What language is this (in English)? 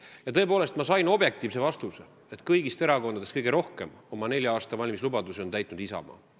Estonian